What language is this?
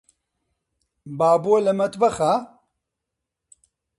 Central Kurdish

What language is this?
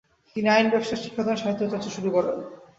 Bangla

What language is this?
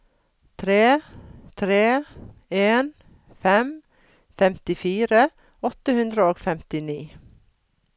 Norwegian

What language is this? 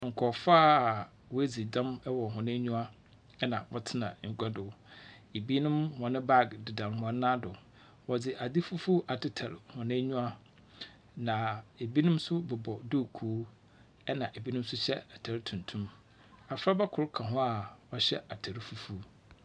Akan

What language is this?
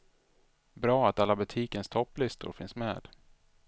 Swedish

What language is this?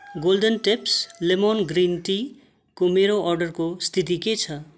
Nepali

